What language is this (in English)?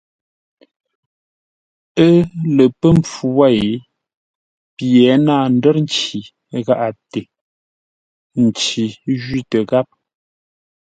Ngombale